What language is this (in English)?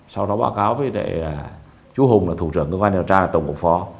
Vietnamese